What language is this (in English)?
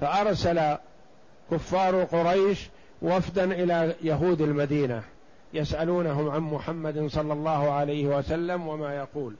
Arabic